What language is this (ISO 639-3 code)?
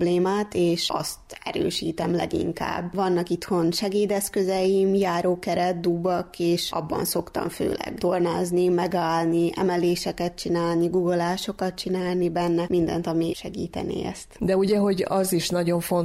hun